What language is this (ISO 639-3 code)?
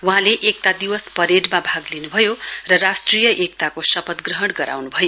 nep